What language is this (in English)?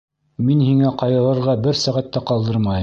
Bashkir